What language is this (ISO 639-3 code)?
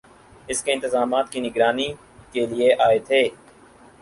urd